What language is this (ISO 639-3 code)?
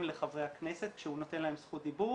heb